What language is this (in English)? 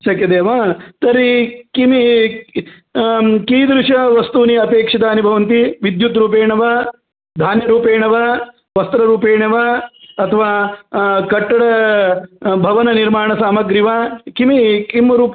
Sanskrit